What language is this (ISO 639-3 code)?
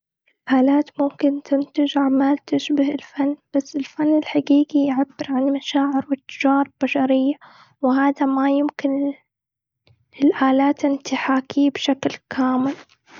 afb